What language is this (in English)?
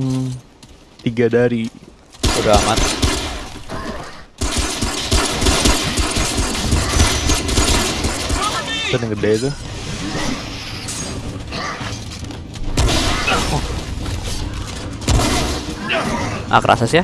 Indonesian